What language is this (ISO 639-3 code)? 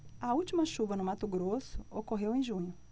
por